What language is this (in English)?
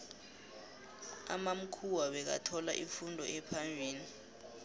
South Ndebele